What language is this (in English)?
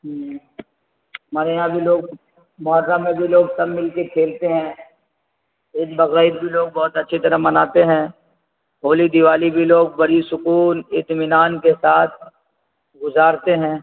Urdu